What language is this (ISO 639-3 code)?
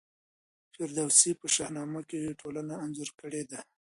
pus